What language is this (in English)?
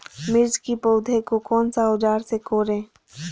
Magahi